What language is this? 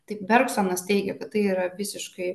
Lithuanian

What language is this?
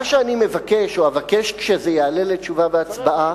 Hebrew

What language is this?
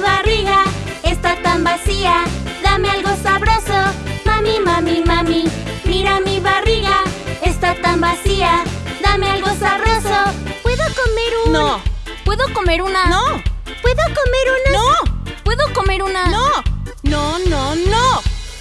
Spanish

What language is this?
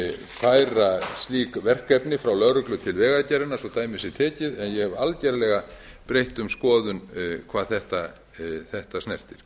Icelandic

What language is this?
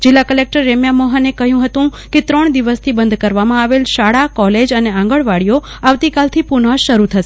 Gujarati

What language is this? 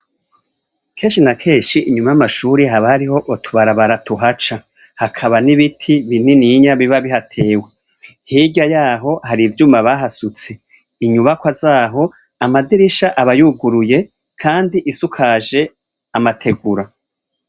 Rundi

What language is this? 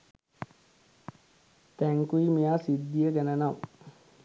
Sinhala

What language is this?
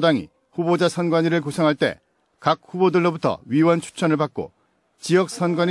Korean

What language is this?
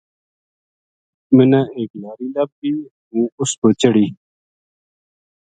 Gujari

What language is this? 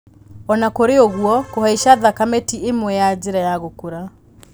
Kikuyu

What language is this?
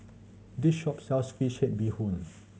English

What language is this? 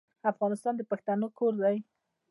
Pashto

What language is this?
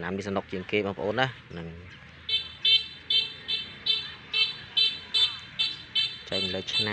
Thai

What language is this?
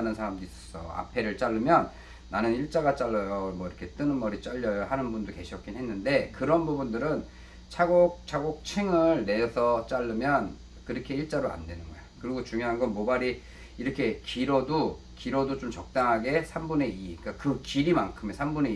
Korean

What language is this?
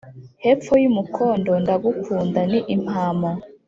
Kinyarwanda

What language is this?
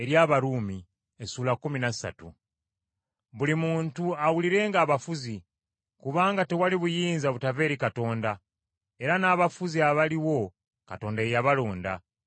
Ganda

